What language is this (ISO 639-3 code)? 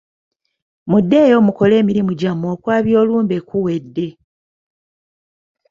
lug